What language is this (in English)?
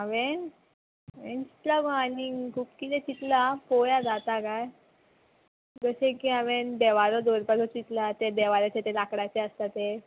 Konkani